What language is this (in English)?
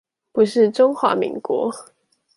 Chinese